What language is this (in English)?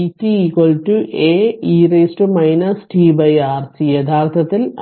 Malayalam